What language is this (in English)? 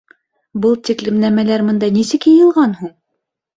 Bashkir